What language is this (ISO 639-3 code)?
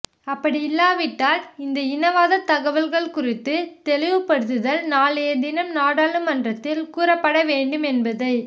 tam